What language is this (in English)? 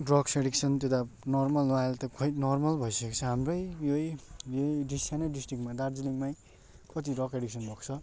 Nepali